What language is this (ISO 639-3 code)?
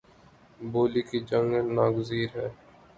urd